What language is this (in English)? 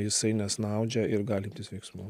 Lithuanian